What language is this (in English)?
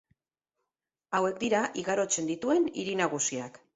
Basque